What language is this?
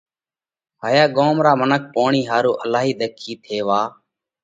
Parkari Koli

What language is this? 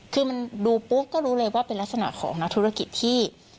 Thai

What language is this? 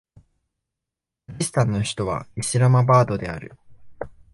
Japanese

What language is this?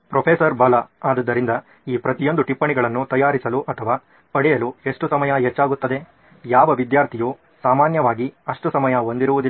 Kannada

